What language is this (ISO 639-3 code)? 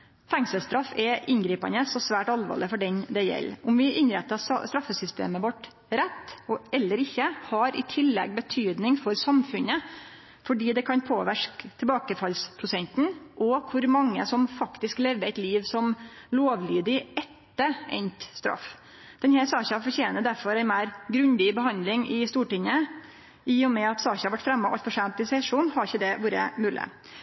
nno